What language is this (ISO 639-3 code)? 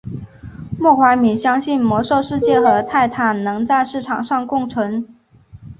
zho